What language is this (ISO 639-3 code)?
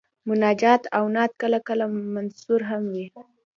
pus